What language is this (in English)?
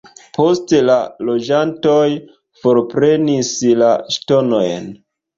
Esperanto